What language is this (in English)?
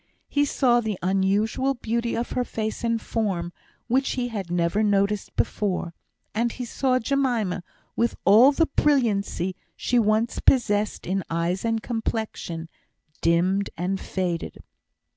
English